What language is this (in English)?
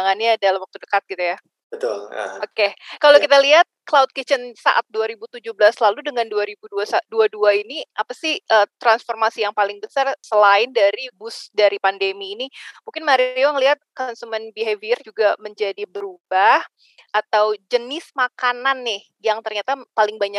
Indonesian